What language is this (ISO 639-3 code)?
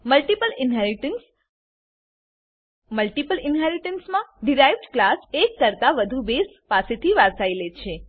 guj